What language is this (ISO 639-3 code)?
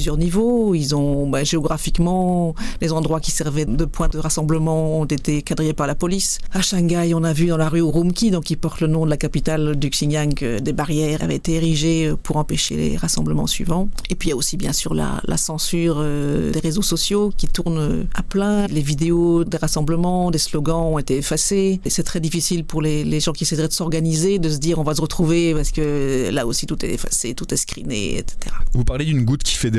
fra